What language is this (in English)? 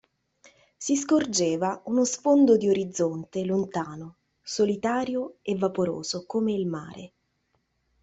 Italian